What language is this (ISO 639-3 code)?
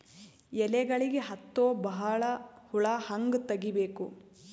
kan